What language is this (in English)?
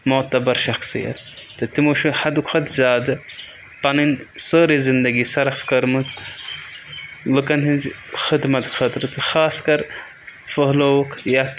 Kashmiri